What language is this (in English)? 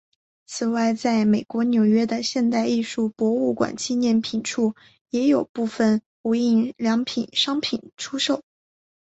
Chinese